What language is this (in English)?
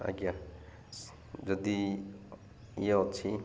Odia